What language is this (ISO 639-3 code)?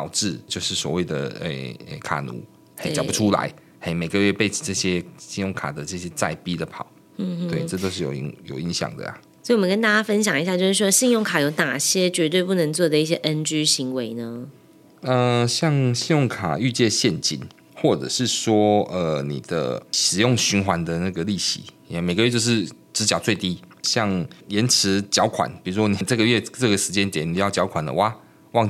zho